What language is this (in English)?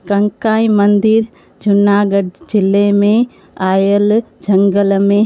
Sindhi